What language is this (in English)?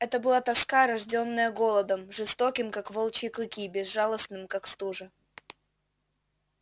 Russian